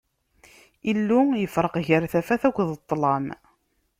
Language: Kabyle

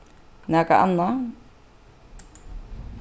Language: Faroese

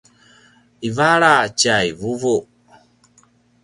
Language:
Paiwan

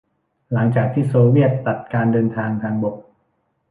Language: Thai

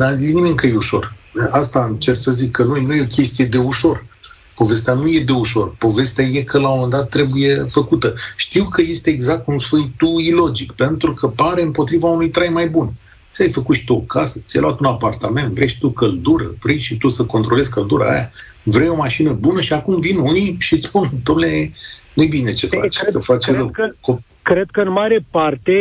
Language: Romanian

